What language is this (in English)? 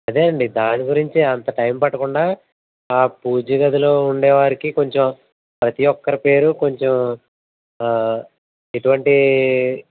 Telugu